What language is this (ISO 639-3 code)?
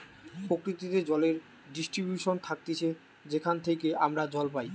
ben